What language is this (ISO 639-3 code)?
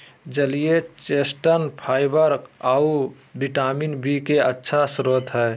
mag